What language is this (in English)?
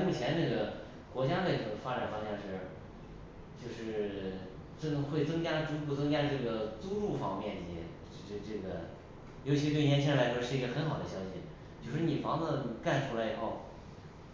Chinese